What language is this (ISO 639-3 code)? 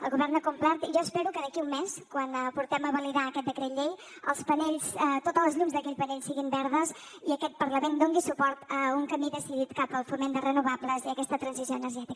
cat